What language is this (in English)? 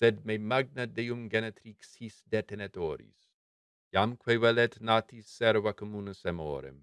Latin